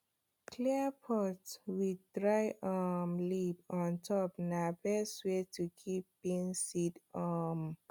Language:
Nigerian Pidgin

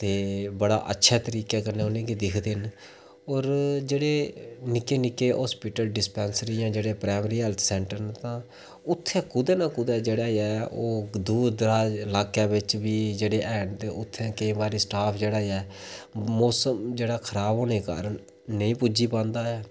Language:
Dogri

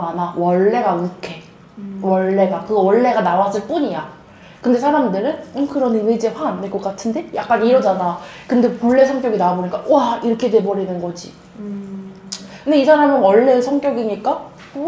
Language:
Korean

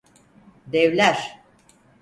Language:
Turkish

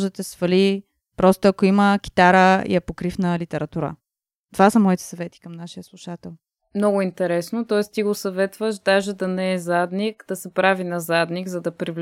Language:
Bulgarian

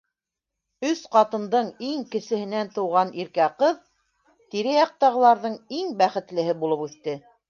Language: Bashkir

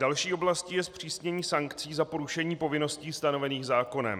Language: Czech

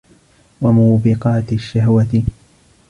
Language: Arabic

